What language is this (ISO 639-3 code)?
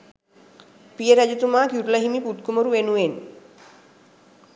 sin